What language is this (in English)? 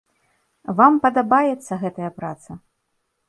Belarusian